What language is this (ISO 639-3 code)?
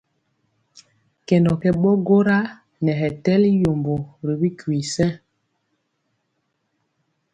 mcx